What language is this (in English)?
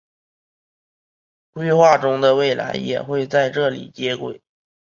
Chinese